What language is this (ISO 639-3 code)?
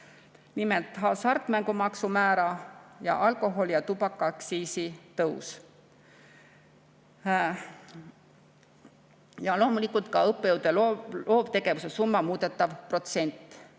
est